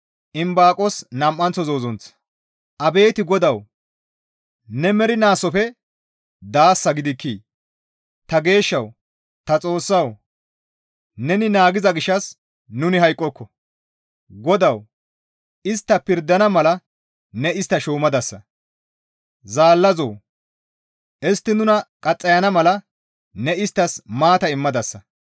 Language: Gamo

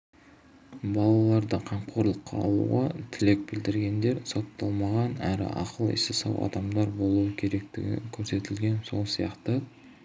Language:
Kazakh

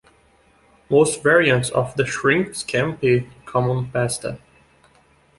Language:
English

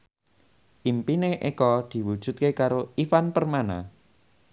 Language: Javanese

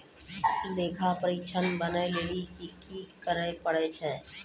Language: Maithili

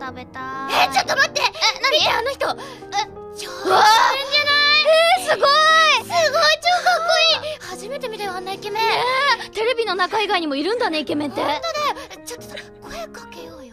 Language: Japanese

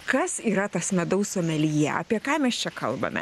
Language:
Lithuanian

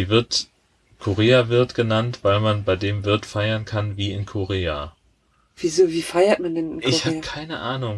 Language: German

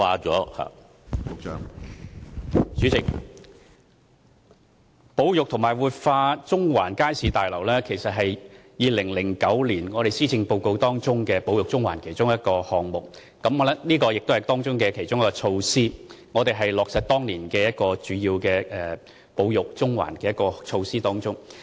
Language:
Cantonese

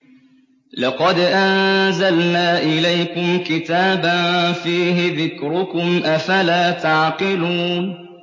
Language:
Arabic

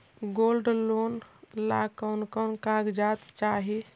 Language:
Magahi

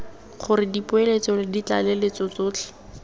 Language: Tswana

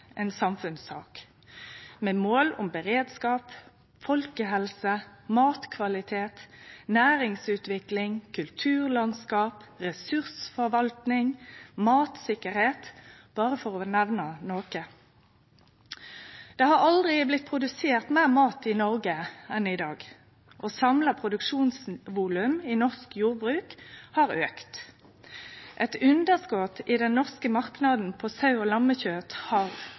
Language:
Norwegian Nynorsk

